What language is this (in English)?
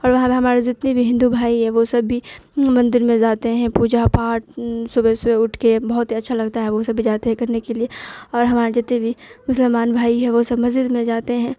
Urdu